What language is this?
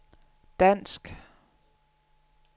Danish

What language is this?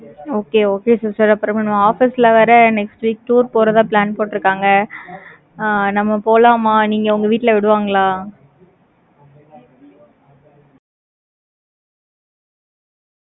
Tamil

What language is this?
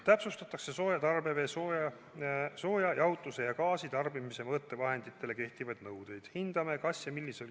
Estonian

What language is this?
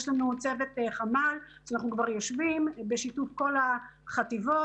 Hebrew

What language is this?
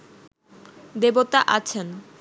Bangla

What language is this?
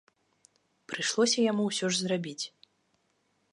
Belarusian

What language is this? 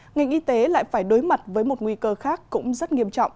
Vietnamese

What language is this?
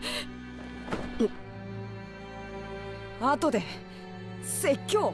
Japanese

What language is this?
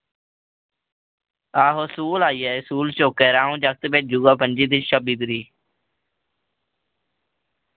Dogri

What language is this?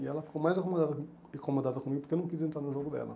Portuguese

